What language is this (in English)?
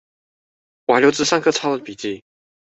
Chinese